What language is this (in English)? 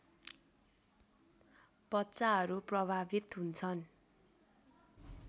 Nepali